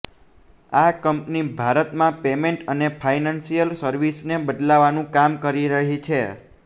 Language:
Gujarati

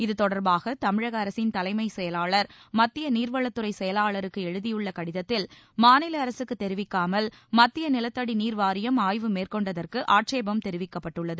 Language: Tamil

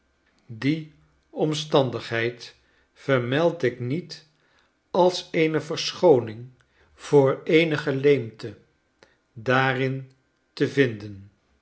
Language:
Dutch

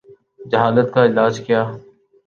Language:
Urdu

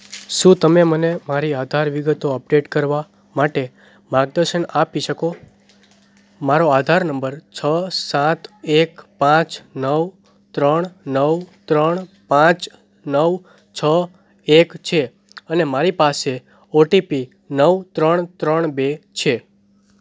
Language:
Gujarati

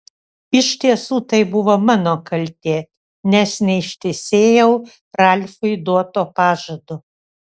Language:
Lithuanian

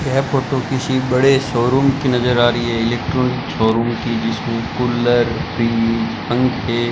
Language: Hindi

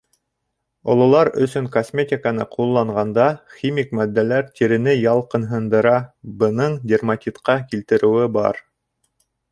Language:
Bashkir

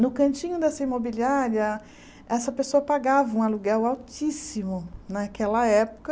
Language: Portuguese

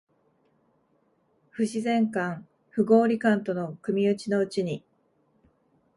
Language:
Japanese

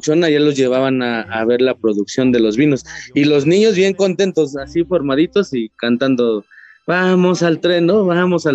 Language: Spanish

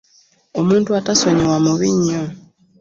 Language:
Ganda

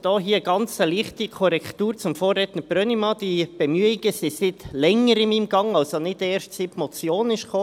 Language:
Swiss German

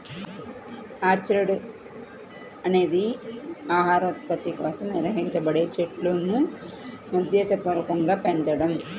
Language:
Telugu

